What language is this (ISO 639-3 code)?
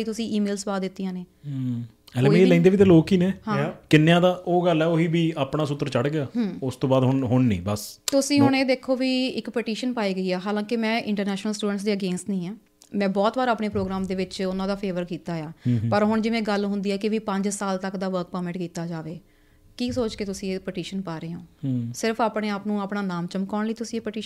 pan